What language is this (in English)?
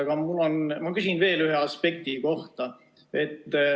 Estonian